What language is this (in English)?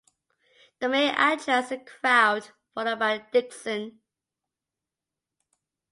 English